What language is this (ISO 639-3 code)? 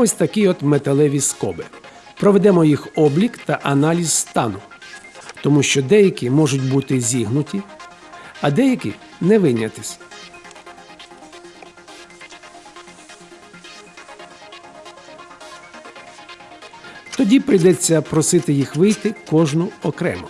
ukr